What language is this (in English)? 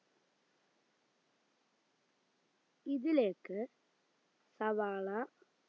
Malayalam